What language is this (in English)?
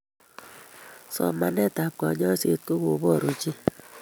Kalenjin